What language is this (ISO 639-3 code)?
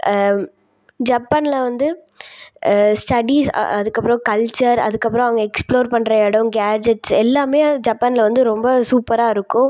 tam